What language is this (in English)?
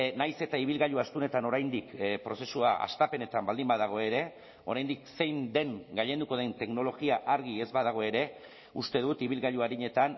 Basque